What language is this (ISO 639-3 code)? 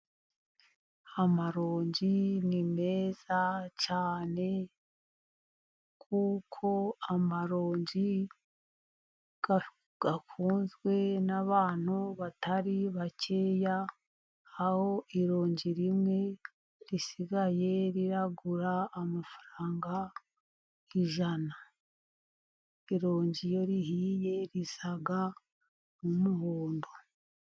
kin